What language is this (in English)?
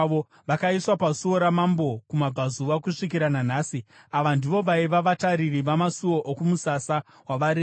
Shona